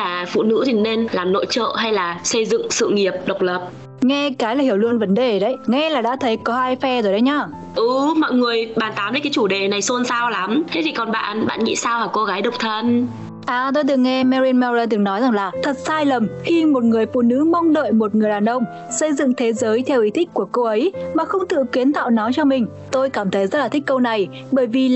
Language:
Vietnamese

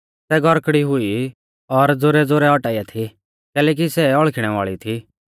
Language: Mahasu Pahari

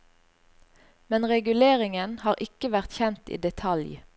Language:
Norwegian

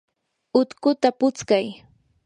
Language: Yanahuanca Pasco Quechua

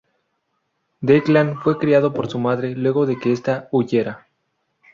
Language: Spanish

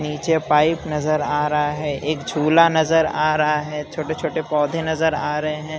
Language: Hindi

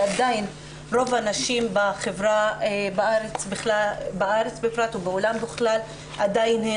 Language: Hebrew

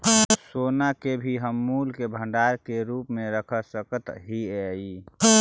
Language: Magahi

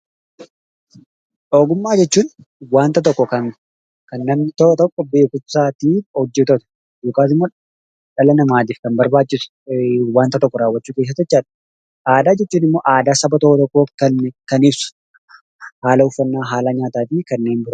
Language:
Oromo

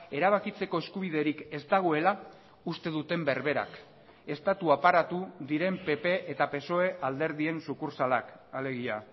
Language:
Basque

